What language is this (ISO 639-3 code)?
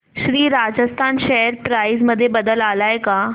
mar